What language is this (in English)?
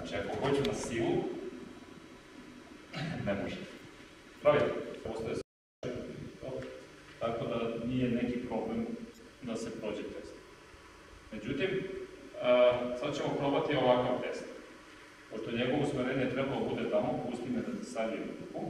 Romanian